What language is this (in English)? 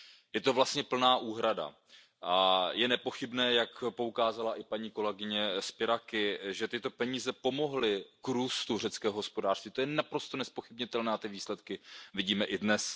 Czech